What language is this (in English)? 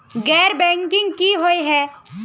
Magahi